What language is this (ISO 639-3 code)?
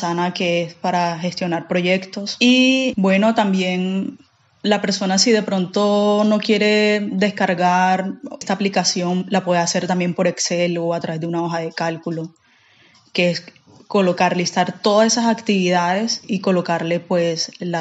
spa